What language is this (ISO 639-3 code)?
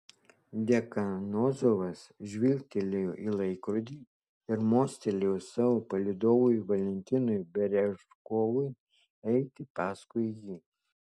lit